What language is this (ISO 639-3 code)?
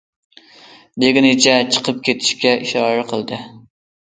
uig